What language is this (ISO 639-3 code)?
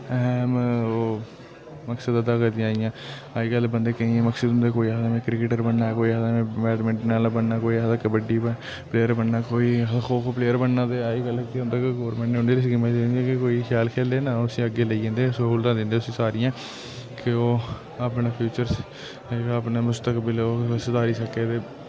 doi